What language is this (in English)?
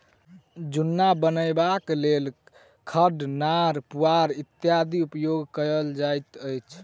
Maithili